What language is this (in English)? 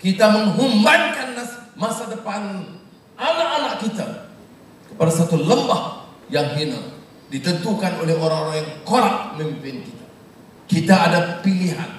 Malay